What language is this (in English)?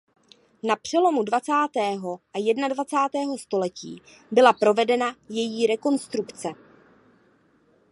Czech